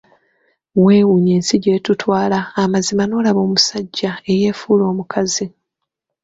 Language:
Ganda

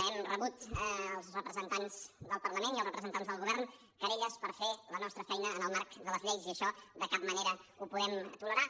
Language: Catalan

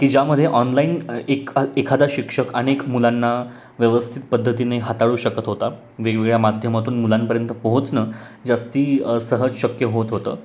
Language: Marathi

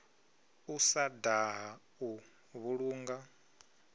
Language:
Venda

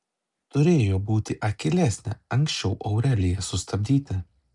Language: Lithuanian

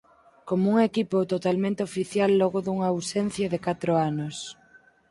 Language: Galician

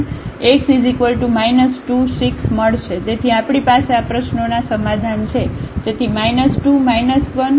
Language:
Gujarati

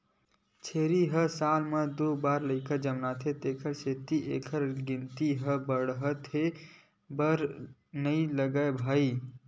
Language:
Chhattisgarhi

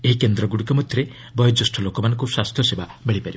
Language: Odia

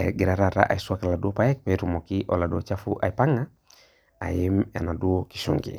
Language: Masai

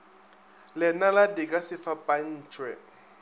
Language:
Northern Sotho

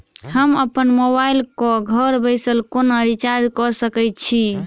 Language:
Maithili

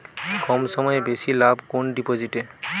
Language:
Bangla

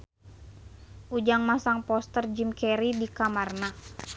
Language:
Sundanese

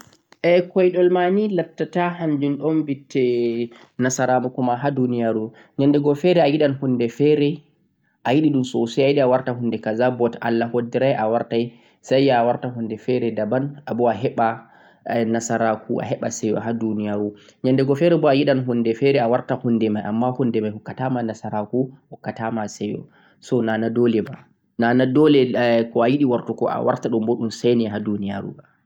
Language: Central-Eastern Niger Fulfulde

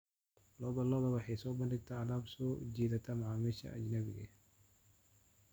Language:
Somali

